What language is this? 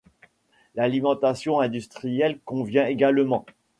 French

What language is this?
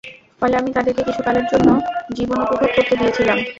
Bangla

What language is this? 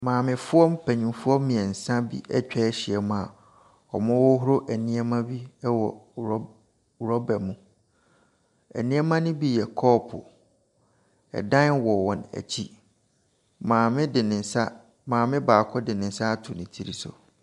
Akan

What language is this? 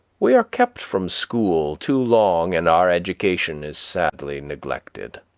English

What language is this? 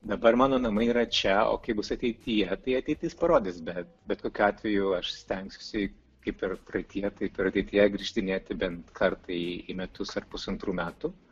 Lithuanian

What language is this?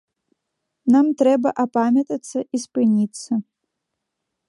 Belarusian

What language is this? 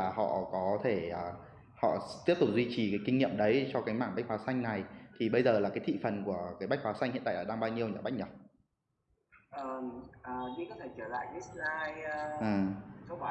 Vietnamese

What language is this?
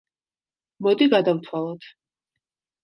Georgian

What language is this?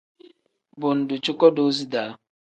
Tem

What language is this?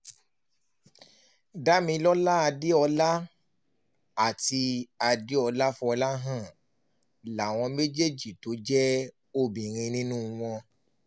Yoruba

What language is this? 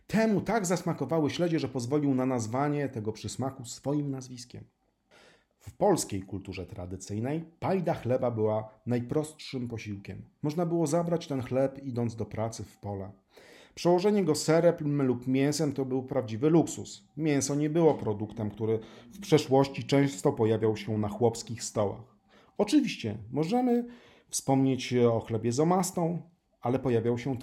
Polish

